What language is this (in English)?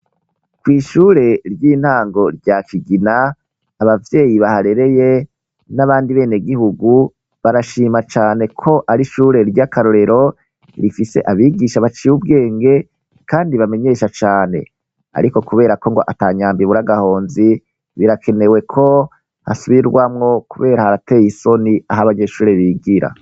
Rundi